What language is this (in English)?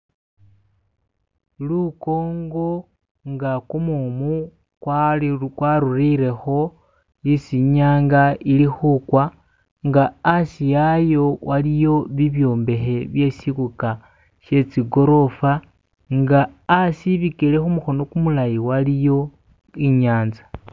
Masaaba